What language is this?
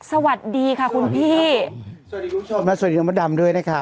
Thai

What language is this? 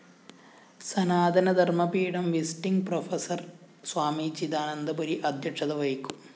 Malayalam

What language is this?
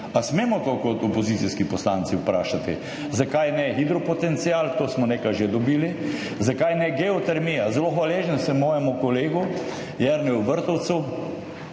Slovenian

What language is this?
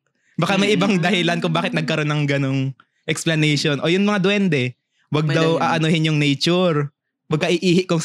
Filipino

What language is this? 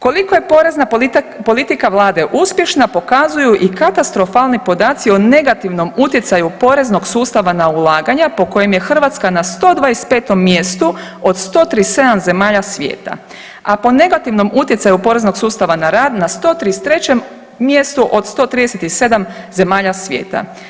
Croatian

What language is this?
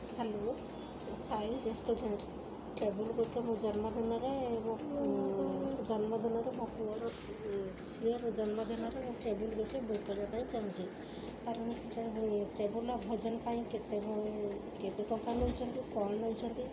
Odia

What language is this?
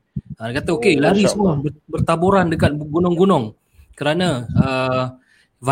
Malay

